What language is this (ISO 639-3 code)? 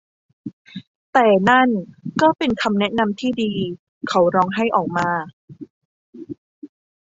tha